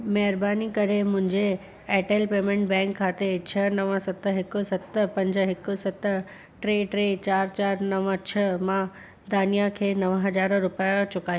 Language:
Sindhi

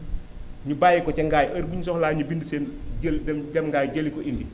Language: Wolof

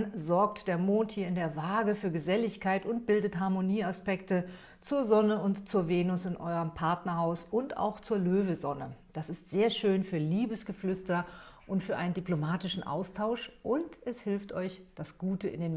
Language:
German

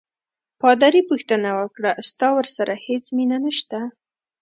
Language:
Pashto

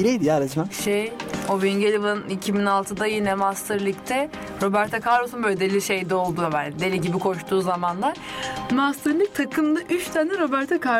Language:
Turkish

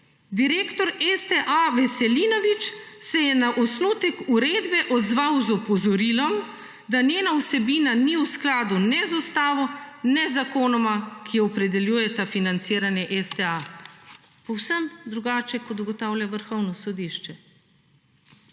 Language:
Slovenian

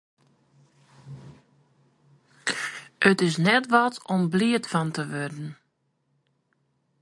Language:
Western Frisian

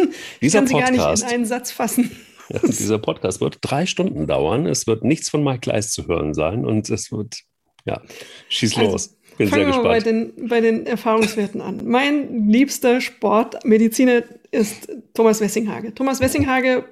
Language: German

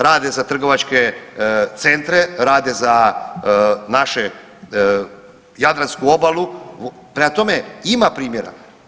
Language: Croatian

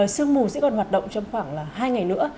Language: Vietnamese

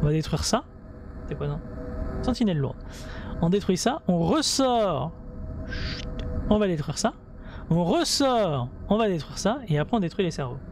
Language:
French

